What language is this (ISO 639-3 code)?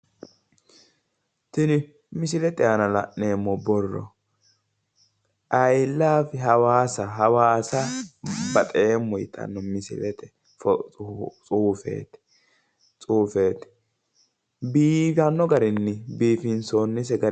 sid